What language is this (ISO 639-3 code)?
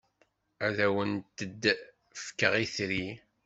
kab